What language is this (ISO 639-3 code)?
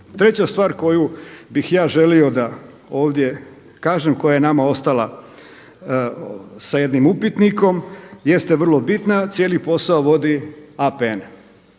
hrv